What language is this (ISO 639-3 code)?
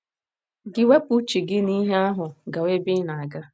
ibo